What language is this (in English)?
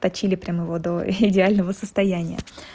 Russian